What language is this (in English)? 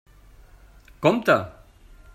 Catalan